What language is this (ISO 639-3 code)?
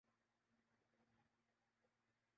urd